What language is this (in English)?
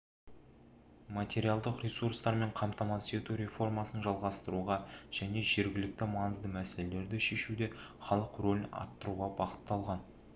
Kazakh